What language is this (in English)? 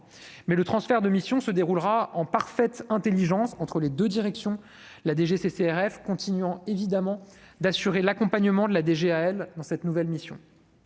French